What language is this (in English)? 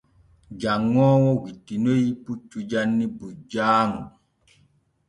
Borgu Fulfulde